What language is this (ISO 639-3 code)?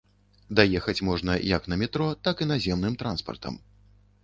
bel